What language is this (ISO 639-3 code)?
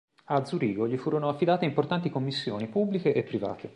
ita